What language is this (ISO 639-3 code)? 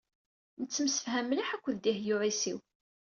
kab